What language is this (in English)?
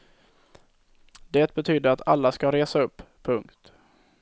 Swedish